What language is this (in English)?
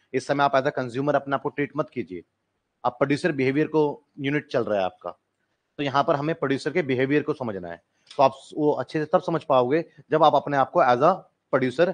Hindi